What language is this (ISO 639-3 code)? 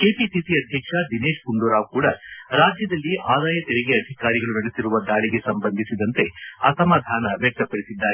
kan